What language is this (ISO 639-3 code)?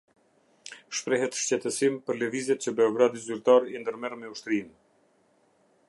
sqi